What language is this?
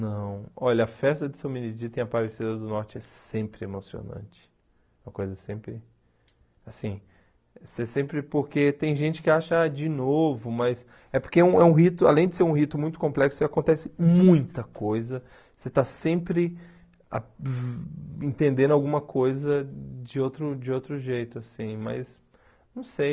Portuguese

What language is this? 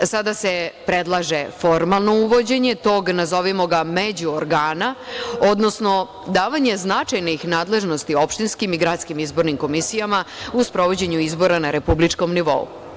Serbian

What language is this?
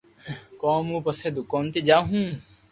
Loarki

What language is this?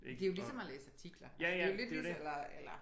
Danish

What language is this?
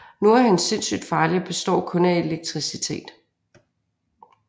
Danish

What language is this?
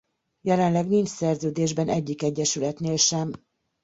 Hungarian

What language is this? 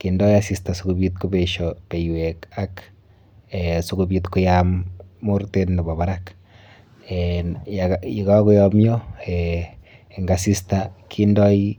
Kalenjin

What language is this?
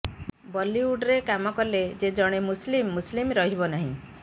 Odia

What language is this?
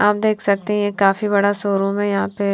Hindi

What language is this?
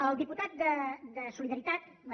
Catalan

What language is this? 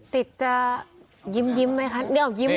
Thai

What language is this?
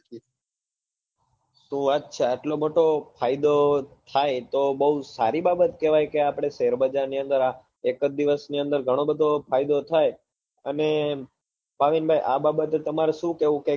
Gujarati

